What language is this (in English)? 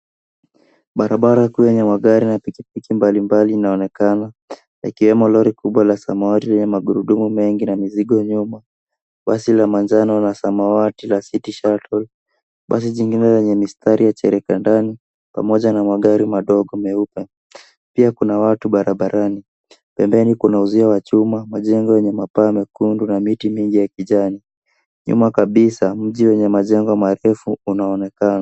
Swahili